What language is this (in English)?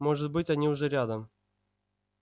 Russian